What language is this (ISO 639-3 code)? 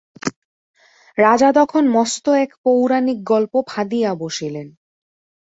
ben